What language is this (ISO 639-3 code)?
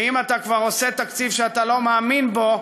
heb